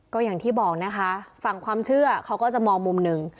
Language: Thai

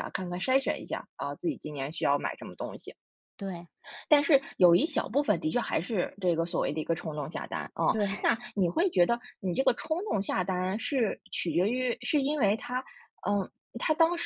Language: Chinese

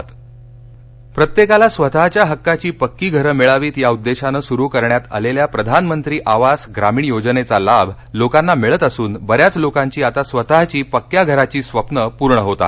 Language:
Marathi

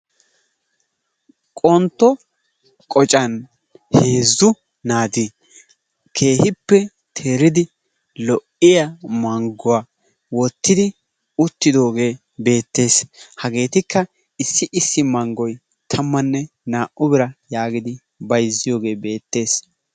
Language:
Wolaytta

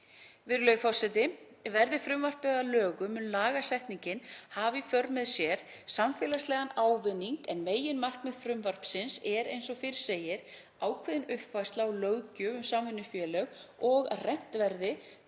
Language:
Icelandic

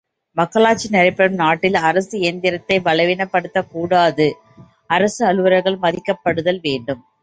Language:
Tamil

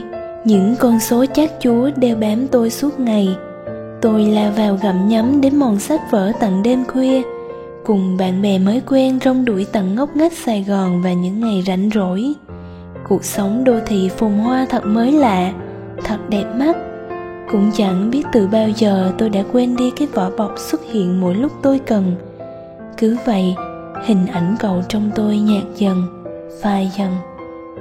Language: Vietnamese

